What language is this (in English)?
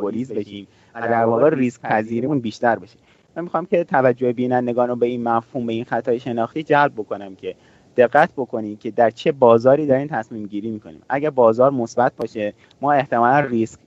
Persian